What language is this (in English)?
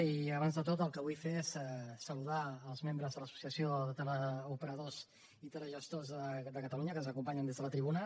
Catalan